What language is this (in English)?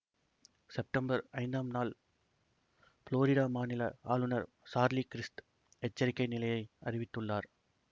Tamil